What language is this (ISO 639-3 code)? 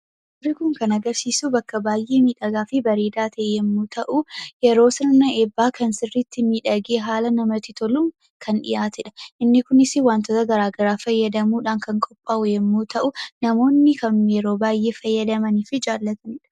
orm